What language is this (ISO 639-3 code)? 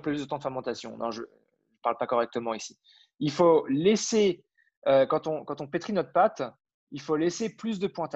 fra